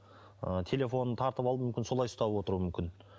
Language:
Kazakh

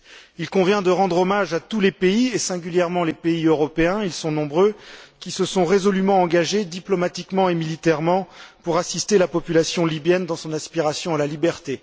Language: French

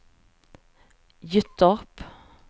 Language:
Swedish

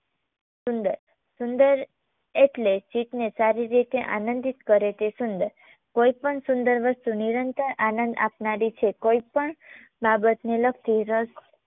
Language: Gujarati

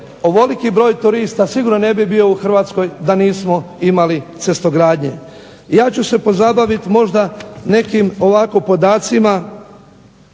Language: Croatian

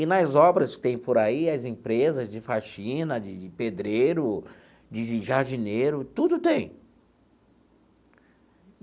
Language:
Portuguese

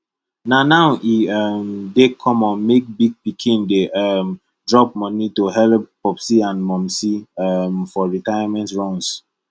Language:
Nigerian Pidgin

